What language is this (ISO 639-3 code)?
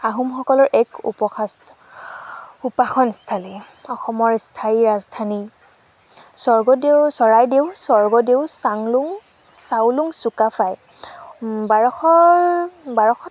asm